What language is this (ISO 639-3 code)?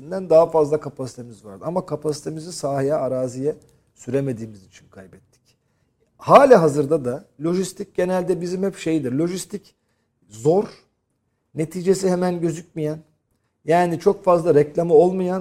tur